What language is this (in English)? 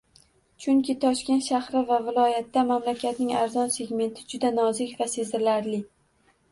Uzbek